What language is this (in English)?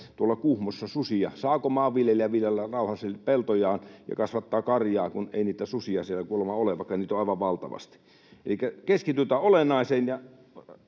Finnish